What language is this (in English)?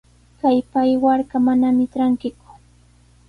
Sihuas Ancash Quechua